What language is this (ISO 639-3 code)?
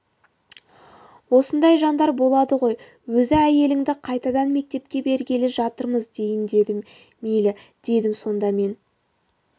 kaz